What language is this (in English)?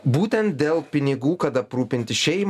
Lithuanian